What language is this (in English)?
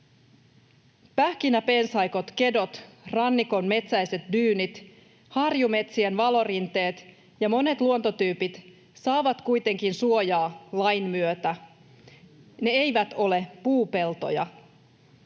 Finnish